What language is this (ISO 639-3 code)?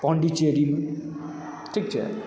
mai